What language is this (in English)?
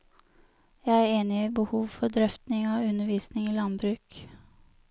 Norwegian